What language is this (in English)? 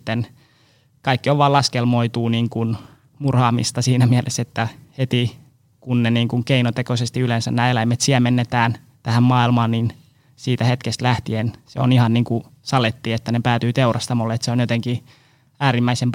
Finnish